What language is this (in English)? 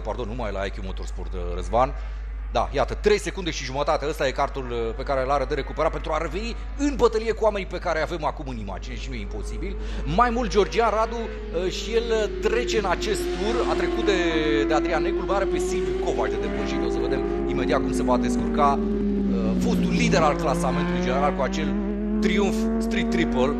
Romanian